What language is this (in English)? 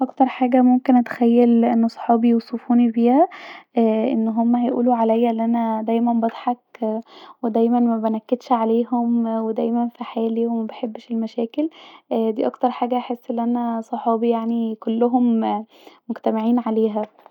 Egyptian Arabic